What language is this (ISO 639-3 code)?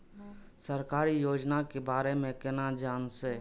mai